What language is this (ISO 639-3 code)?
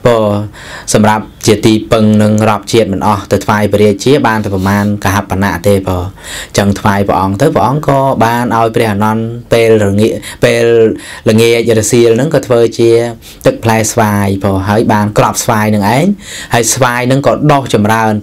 tha